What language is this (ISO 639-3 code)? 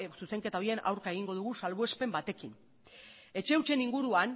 eus